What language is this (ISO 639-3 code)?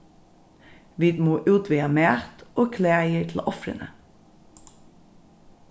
fao